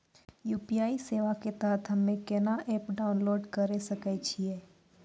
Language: Maithili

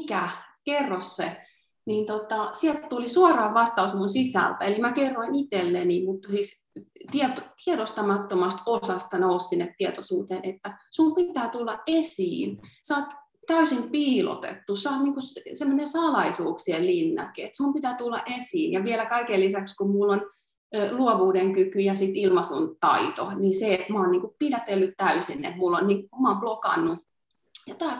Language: Finnish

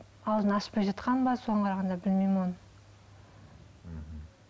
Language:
Kazakh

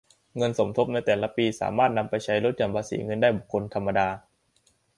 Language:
Thai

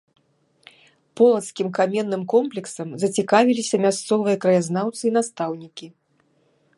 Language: Belarusian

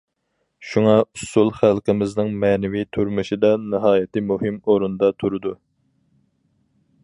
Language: Uyghur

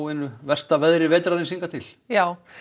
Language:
Icelandic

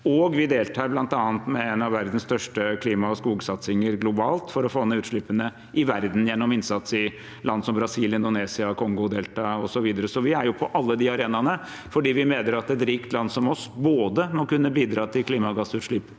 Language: Norwegian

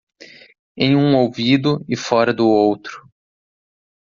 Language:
Portuguese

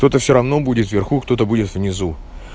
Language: Russian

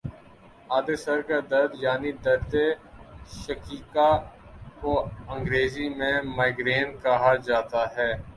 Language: Urdu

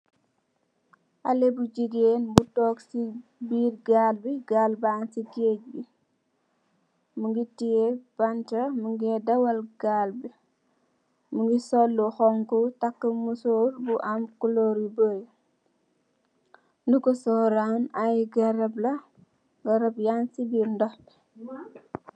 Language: Wolof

